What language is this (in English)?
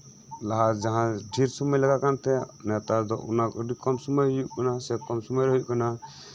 Santali